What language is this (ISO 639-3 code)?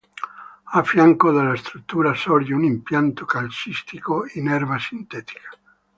ita